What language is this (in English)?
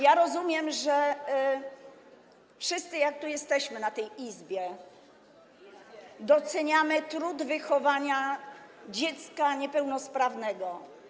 Polish